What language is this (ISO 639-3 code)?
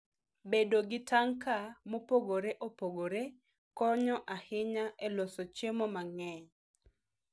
luo